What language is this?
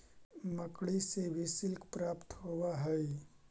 Magahi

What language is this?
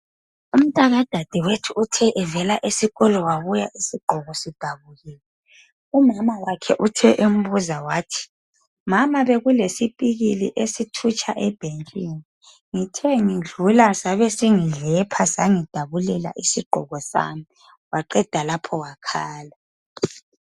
North Ndebele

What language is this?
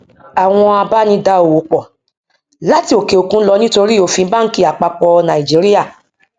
Yoruba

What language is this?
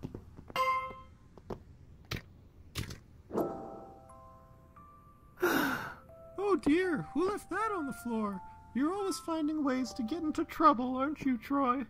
English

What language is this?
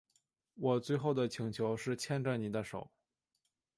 Chinese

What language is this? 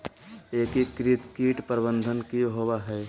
Magahi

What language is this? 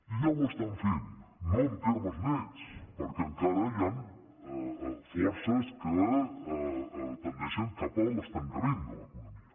Catalan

